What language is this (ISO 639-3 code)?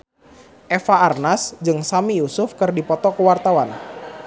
sun